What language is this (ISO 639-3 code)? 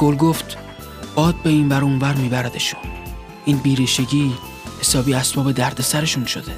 fas